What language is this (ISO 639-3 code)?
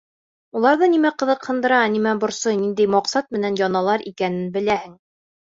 bak